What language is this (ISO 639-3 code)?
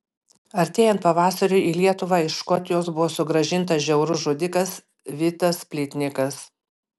lit